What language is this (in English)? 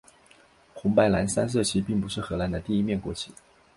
Chinese